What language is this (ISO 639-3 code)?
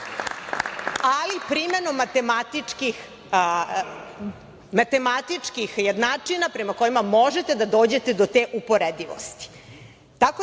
srp